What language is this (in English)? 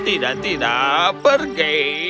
Indonesian